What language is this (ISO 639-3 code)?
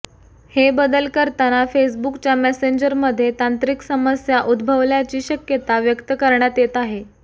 mar